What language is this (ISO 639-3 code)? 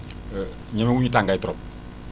wol